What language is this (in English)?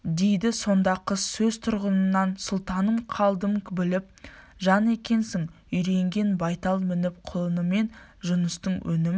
Kazakh